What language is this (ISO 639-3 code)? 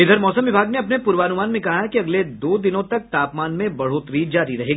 hin